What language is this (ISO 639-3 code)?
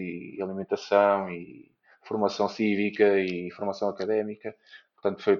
por